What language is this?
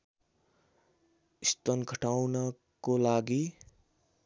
Nepali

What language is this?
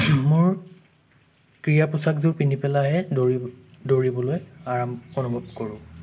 Assamese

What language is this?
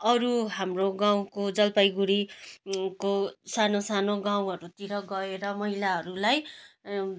Nepali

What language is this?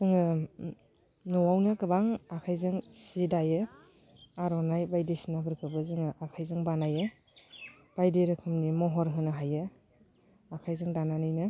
Bodo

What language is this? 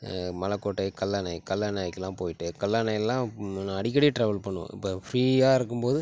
Tamil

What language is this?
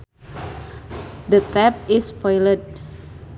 Sundanese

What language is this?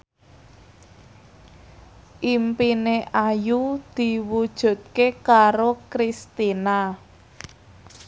Javanese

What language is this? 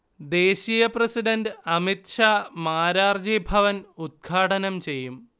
Malayalam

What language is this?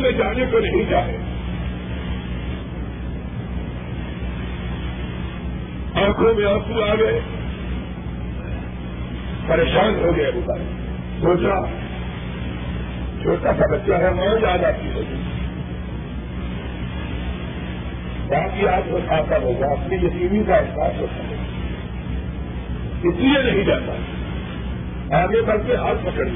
Urdu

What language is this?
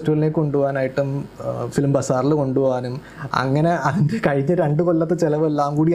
Malayalam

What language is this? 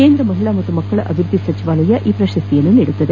Kannada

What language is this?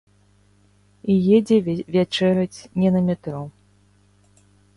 Belarusian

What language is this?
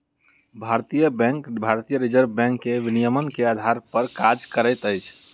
Maithili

